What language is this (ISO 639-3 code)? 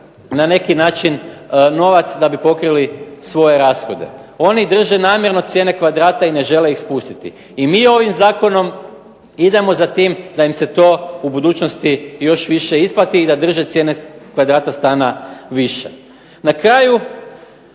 hrv